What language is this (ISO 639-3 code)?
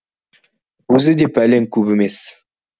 kaz